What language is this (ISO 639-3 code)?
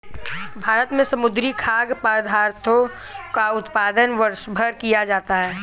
hin